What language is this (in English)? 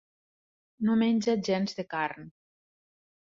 Catalan